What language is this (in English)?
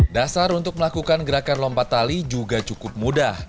Indonesian